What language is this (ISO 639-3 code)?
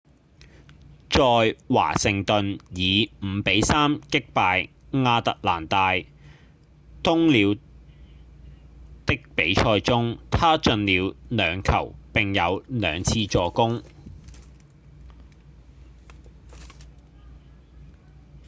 yue